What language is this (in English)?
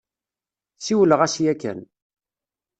Kabyle